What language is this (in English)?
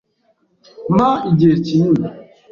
Kinyarwanda